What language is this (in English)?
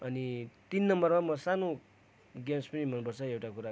Nepali